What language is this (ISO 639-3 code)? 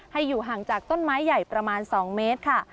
tha